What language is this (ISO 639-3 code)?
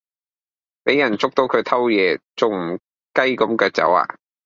yue